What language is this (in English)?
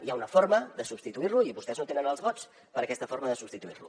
Catalan